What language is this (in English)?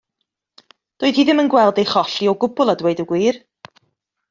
Welsh